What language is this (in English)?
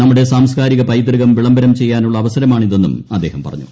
Malayalam